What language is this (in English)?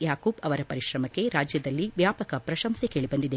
Kannada